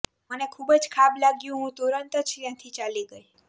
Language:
Gujarati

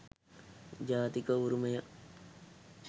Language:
Sinhala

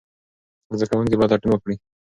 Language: Pashto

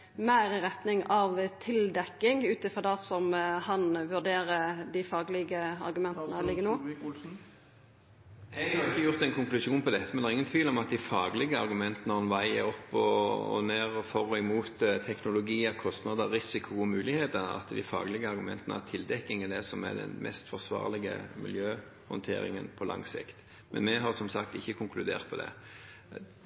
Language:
Norwegian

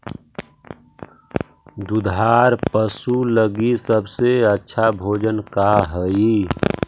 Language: Magahi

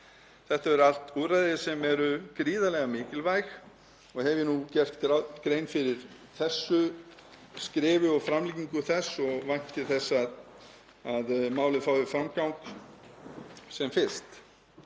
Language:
Icelandic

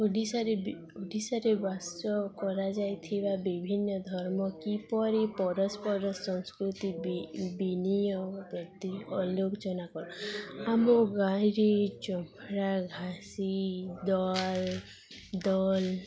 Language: Odia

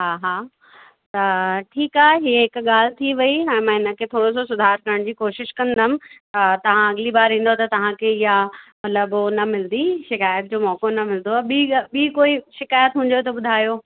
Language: Sindhi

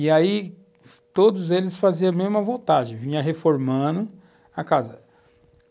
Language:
Portuguese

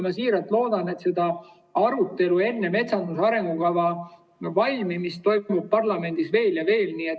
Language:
Estonian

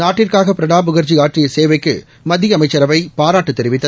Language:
Tamil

